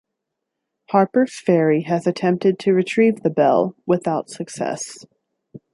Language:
English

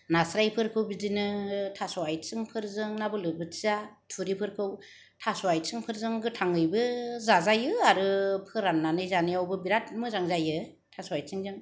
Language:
Bodo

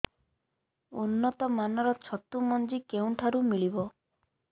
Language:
Odia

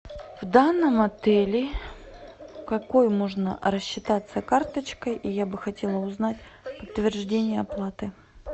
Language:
Russian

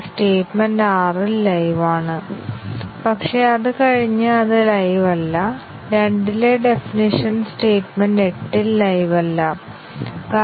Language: Malayalam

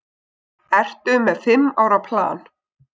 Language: Icelandic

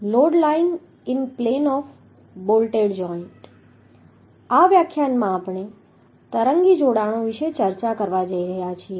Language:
Gujarati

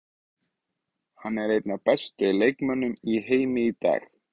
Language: Icelandic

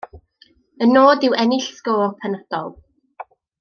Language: Welsh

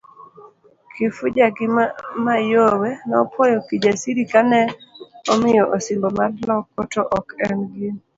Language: Luo (Kenya and Tanzania)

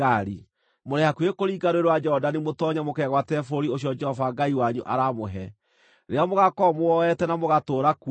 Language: Kikuyu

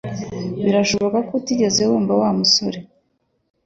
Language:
Kinyarwanda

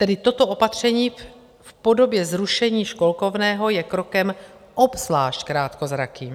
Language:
Czech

